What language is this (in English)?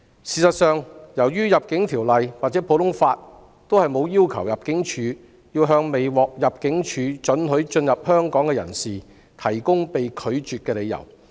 Cantonese